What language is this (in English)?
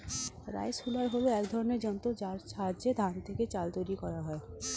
Bangla